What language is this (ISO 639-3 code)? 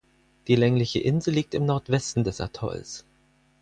deu